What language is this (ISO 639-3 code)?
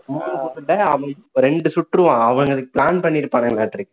tam